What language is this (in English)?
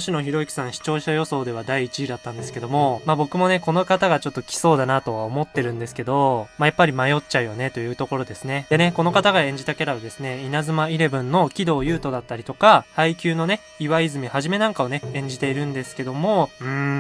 Japanese